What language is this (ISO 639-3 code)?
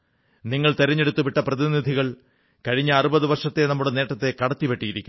mal